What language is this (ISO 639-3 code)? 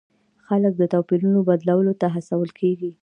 pus